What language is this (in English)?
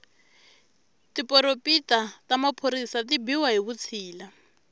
Tsonga